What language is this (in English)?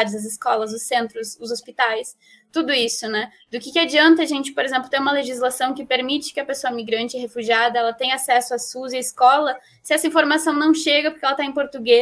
Portuguese